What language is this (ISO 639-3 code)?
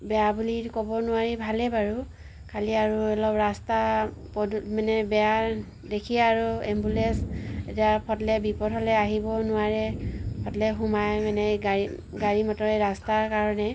asm